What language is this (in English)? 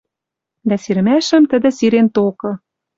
Western Mari